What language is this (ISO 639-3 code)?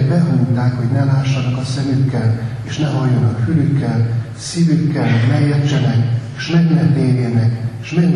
hun